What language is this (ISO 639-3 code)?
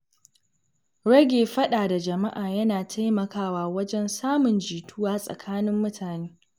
hau